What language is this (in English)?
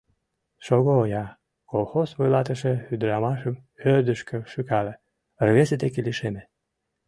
Mari